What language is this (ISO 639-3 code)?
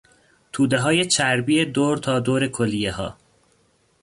fas